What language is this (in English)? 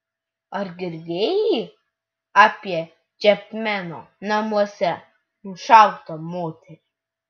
Lithuanian